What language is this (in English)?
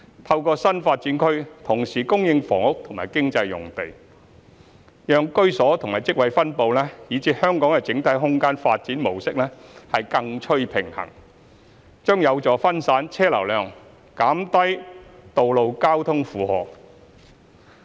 Cantonese